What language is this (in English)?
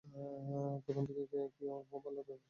Bangla